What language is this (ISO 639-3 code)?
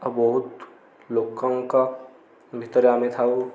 ori